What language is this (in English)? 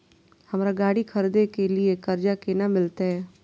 Maithili